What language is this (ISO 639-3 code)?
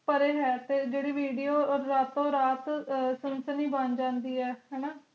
pan